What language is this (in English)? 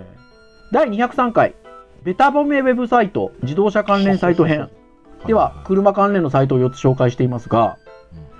Japanese